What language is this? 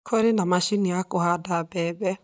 Kikuyu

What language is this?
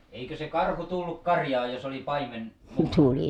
Finnish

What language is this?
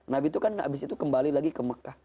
Indonesian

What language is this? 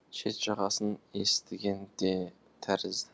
Kazakh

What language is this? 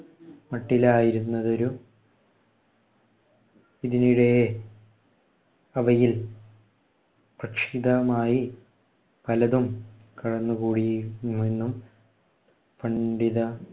Malayalam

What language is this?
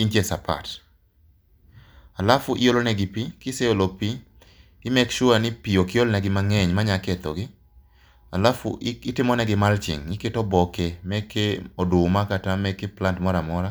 Luo (Kenya and Tanzania)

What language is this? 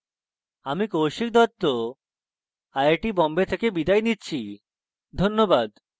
Bangla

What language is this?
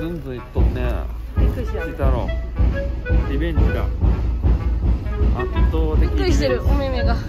Japanese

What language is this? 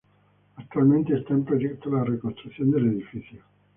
Spanish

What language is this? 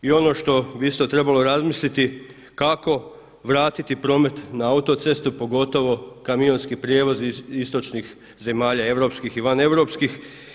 Croatian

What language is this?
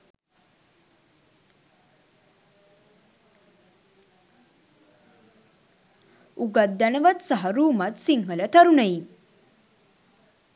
Sinhala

